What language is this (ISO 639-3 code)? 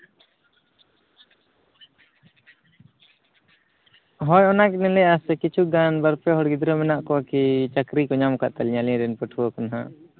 sat